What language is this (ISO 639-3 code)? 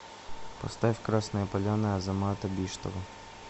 rus